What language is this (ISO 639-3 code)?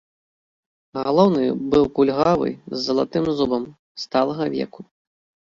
bel